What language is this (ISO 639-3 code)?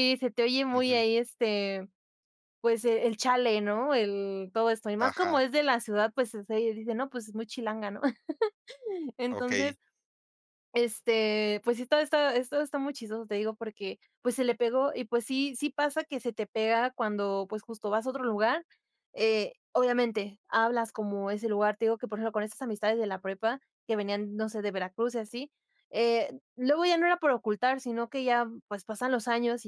spa